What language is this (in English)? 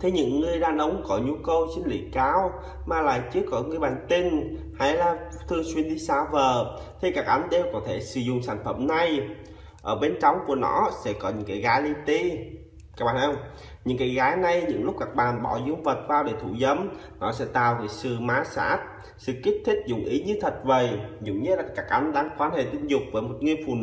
Vietnamese